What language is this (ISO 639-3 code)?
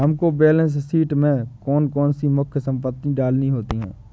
hin